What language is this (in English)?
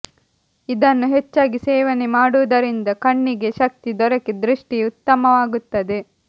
Kannada